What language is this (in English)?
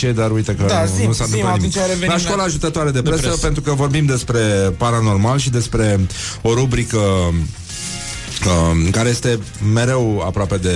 Romanian